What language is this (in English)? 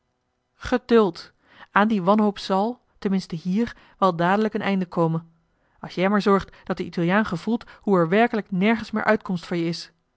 Dutch